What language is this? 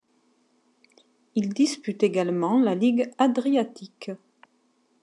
French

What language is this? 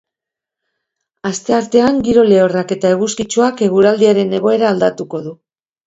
Basque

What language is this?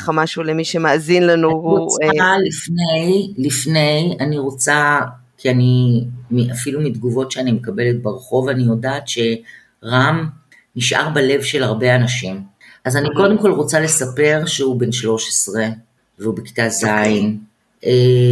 Hebrew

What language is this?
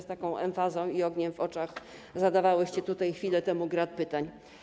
Polish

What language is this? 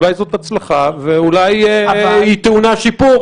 Hebrew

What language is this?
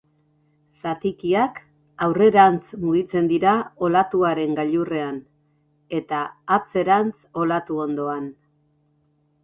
Basque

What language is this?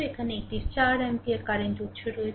Bangla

